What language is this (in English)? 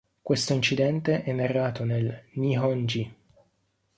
Italian